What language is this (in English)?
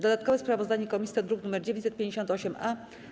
Polish